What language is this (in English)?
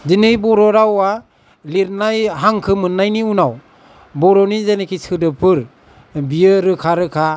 Bodo